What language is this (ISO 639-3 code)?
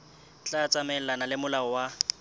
sot